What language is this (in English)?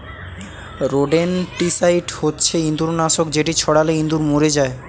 Bangla